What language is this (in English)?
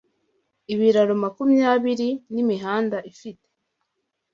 Kinyarwanda